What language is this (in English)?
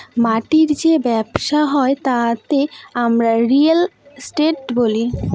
Bangla